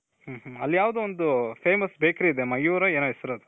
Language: Kannada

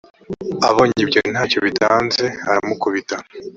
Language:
Kinyarwanda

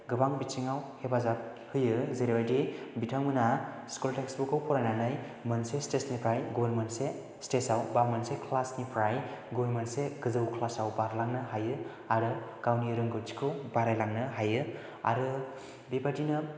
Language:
Bodo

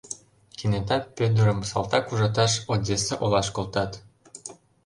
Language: Mari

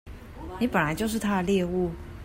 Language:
Chinese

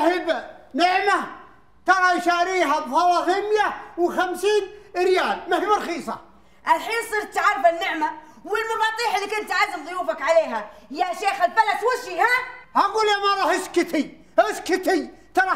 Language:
Arabic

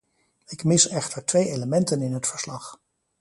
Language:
Dutch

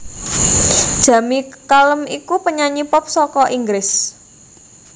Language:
Javanese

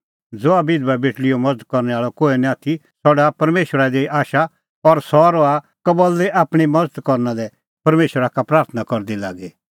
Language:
Kullu Pahari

